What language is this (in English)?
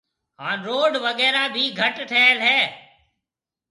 Marwari (Pakistan)